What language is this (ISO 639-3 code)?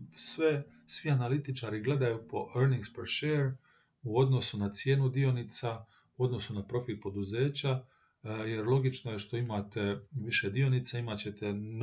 hrv